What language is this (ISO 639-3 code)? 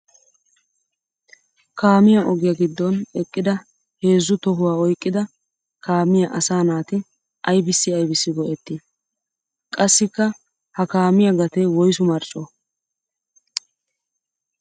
wal